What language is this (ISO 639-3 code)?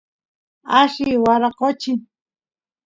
qus